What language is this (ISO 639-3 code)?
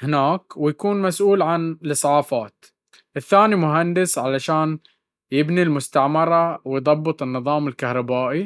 abv